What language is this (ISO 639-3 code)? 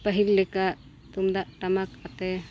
sat